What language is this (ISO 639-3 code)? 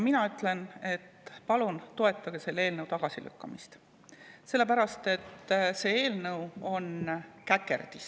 est